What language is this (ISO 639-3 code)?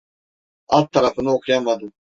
tur